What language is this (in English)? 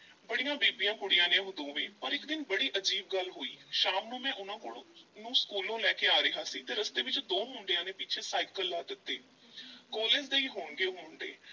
Punjabi